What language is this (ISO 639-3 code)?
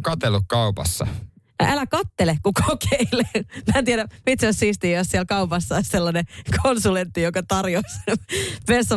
fin